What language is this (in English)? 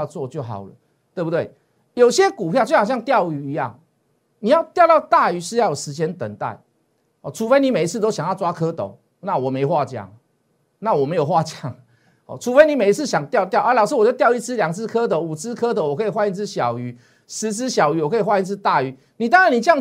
Chinese